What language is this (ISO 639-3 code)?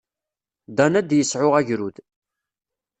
kab